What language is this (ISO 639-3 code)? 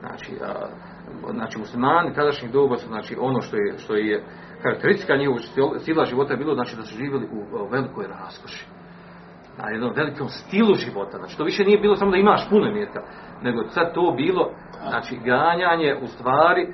hrv